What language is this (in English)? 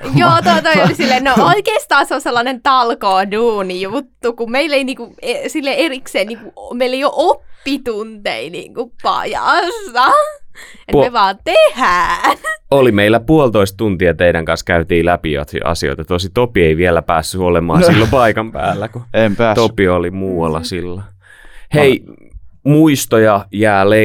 Finnish